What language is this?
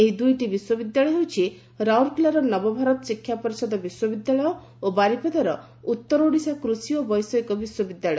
Odia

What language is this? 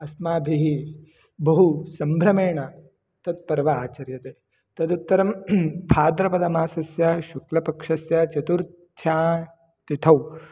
Sanskrit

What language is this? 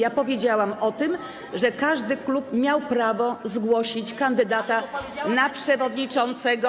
Polish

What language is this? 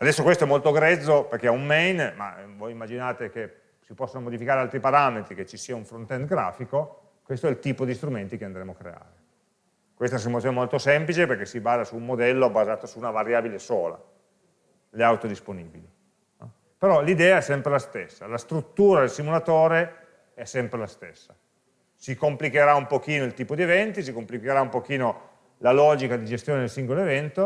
Italian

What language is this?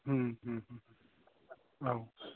Bodo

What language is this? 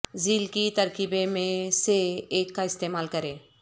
Urdu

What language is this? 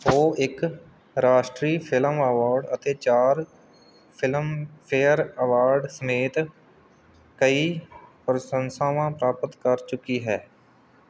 Punjabi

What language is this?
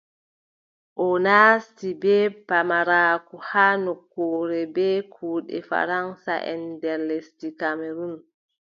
Adamawa Fulfulde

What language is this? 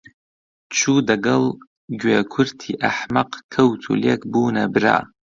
Central Kurdish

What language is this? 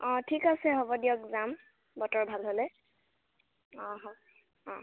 Assamese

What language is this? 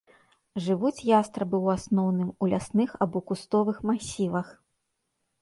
Belarusian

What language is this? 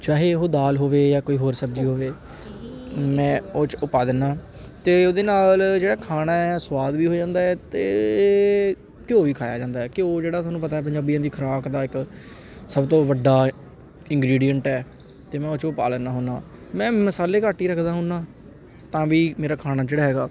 Punjabi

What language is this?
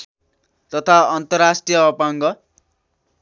Nepali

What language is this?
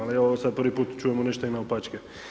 Croatian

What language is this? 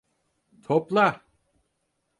Turkish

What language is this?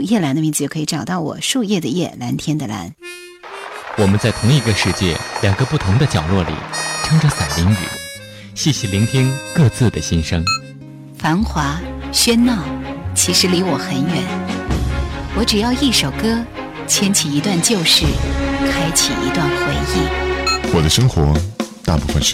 Chinese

